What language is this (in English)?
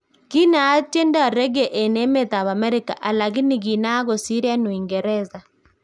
Kalenjin